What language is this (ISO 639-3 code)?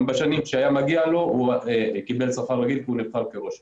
heb